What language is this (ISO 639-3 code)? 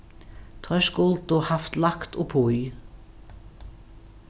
fao